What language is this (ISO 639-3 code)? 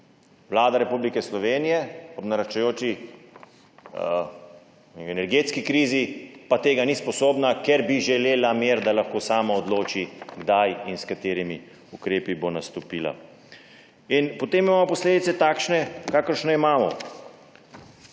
slv